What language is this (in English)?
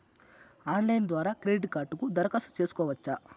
Telugu